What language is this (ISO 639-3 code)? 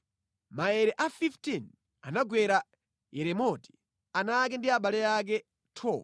nya